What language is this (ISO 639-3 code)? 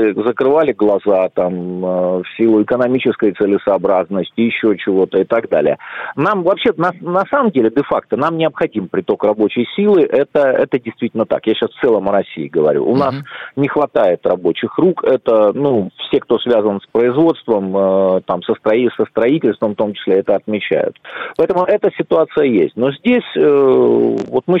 rus